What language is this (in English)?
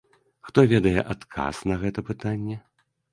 Belarusian